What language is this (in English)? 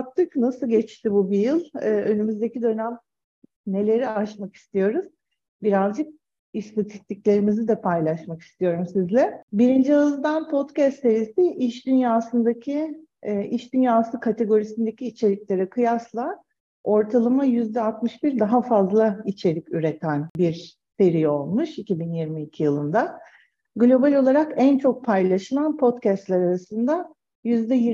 Turkish